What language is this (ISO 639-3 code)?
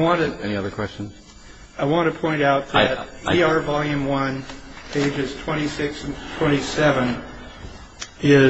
eng